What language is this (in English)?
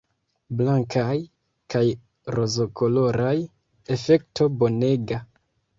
Esperanto